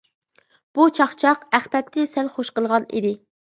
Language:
Uyghur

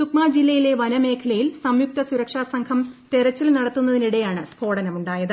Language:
Malayalam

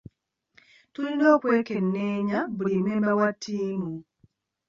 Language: Ganda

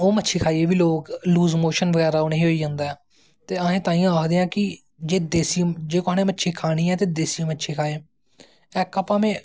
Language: Dogri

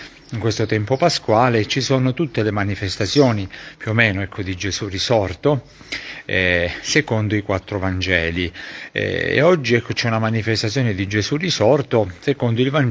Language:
Italian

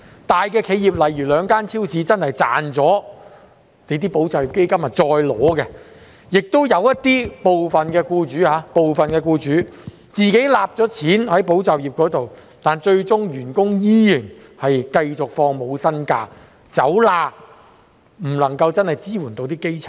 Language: Cantonese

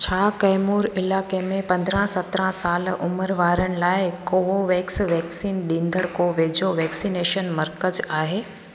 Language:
Sindhi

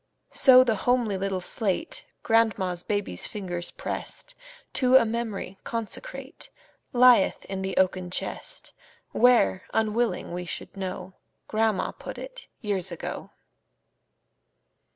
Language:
English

